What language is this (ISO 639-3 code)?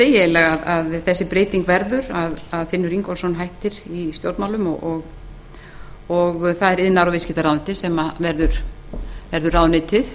isl